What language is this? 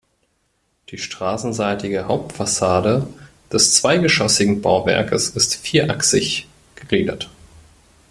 German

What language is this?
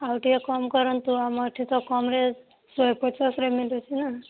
Odia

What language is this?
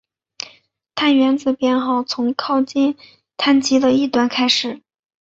Chinese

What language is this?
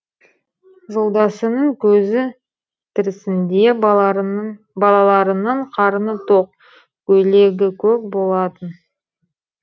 Kazakh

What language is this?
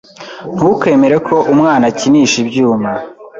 Kinyarwanda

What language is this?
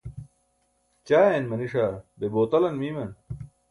Burushaski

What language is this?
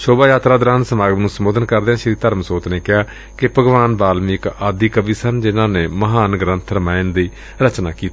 Punjabi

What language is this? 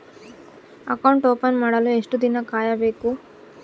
Kannada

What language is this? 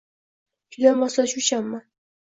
Uzbek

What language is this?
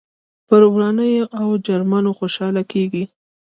Pashto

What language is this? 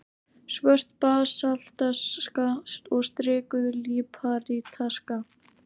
Icelandic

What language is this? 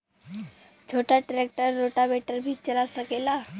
Bhojpuri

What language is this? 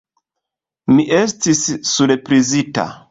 Esperanto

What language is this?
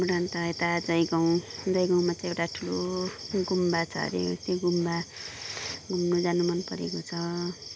Nepali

